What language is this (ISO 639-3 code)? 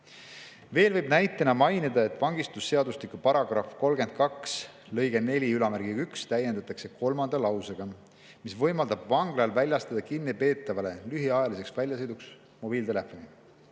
est